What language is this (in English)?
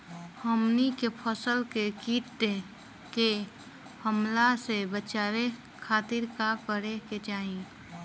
Bhojpuri